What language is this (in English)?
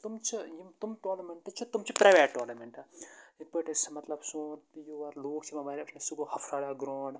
Kashmiri